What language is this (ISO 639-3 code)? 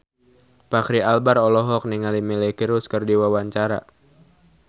sun